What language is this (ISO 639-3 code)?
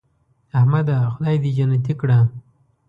pus